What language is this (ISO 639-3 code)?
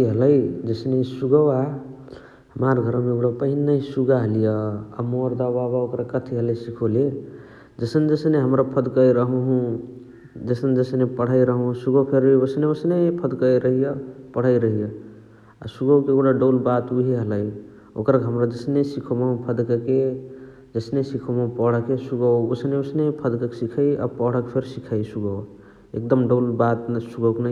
the